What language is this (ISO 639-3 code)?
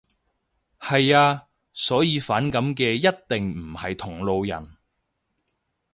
yue